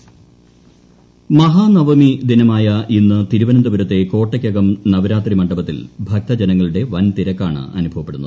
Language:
Malayalam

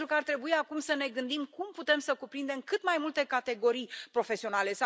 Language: Romanian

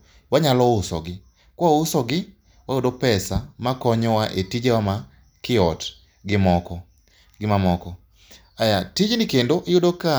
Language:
Luo (Kenya and Tanzania)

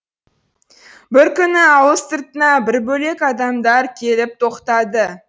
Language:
Kazakh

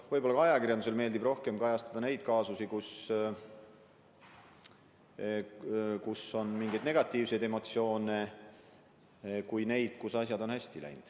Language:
Estonian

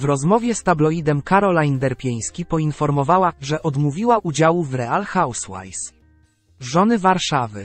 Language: Polish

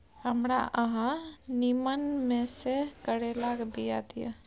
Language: Maithili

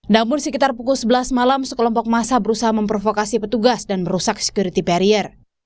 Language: Indonesian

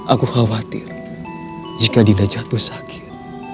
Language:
Indonesian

